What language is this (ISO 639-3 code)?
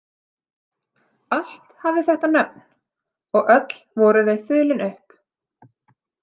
isl